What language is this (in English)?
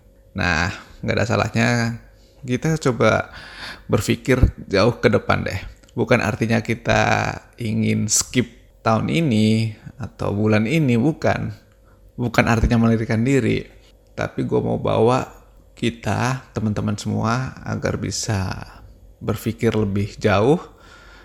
Indonesian